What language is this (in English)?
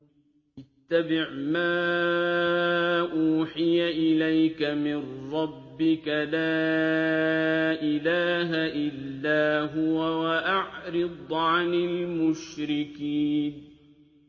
Arabic